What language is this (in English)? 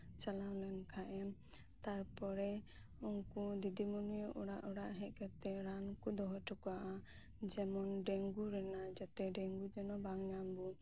Santali